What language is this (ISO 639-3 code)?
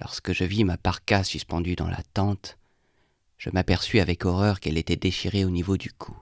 fra